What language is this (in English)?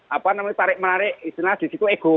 Indonesian